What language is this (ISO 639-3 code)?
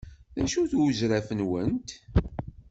kab